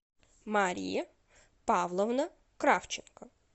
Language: Russian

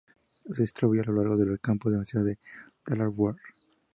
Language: Spanish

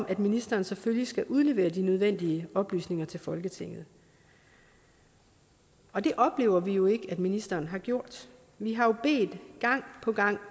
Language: Danish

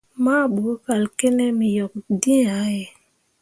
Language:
Mundang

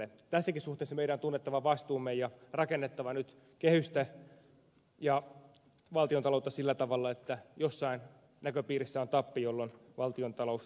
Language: Finnish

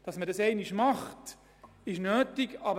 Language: Swiss German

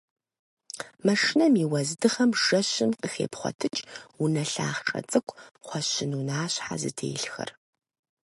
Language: Kabardian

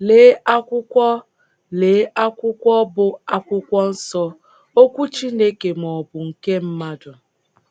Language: Igbo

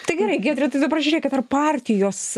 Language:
Lithuanian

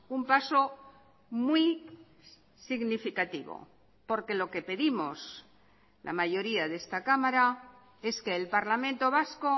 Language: Spanish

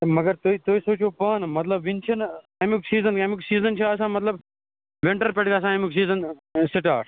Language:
Kashmiri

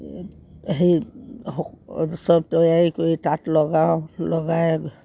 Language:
Assamese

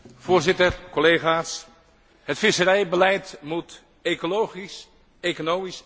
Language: Dutch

